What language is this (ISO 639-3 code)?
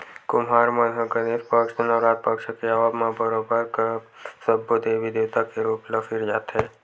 hne